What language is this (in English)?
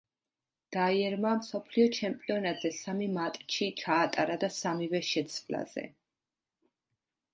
Georgian